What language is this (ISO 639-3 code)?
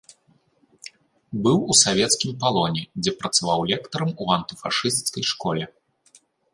bel